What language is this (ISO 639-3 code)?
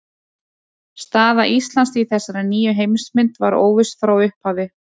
isl